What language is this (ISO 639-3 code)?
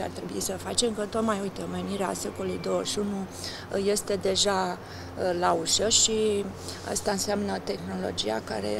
ron